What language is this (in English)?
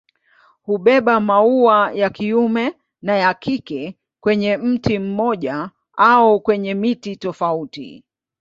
Swahili